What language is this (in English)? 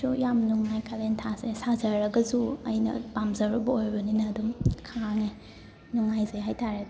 Manipuri